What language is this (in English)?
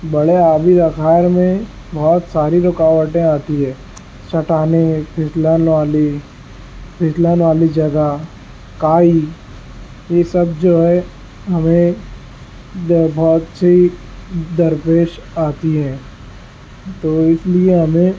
Urdu